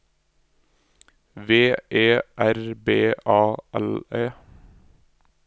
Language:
Norwegian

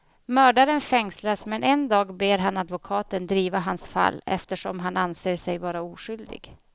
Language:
Swedish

